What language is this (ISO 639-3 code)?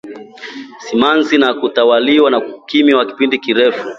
swa